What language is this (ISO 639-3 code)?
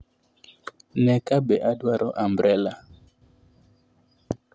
luo